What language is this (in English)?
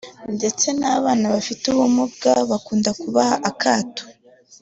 Kinyarwanda